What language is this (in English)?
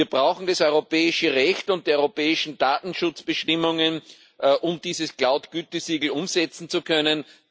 German